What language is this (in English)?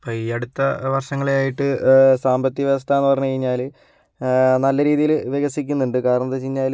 Malayalam